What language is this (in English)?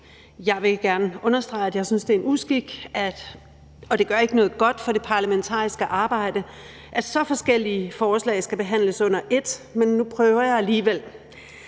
Danish